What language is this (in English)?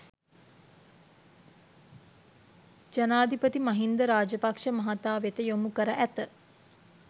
Sinhala